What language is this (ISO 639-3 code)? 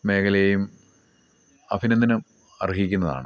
mal